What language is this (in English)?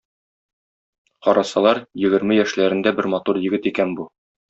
Tatar